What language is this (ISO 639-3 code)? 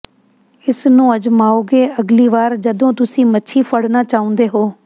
pan